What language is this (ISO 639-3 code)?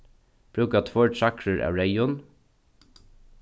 fao